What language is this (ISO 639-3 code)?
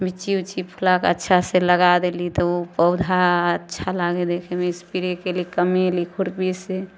mai